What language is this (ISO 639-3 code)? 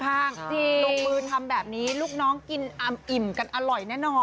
tha